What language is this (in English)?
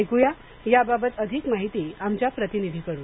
Marathi